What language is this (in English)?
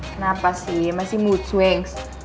Indonesian